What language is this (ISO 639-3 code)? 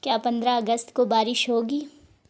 urd